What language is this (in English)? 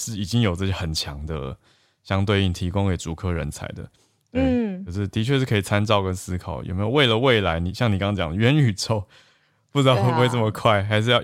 Chinese